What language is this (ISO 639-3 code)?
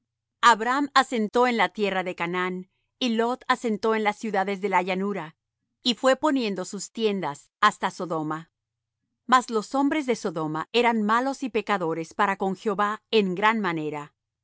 spa